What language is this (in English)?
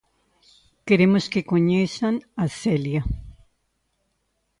Galician